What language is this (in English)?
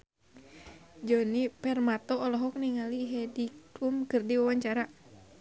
Sundanese